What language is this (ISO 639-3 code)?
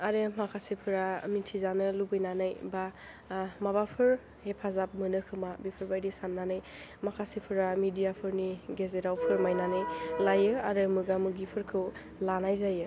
brx